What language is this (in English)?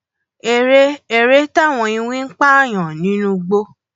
Yoruba